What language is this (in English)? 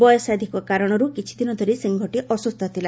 Odia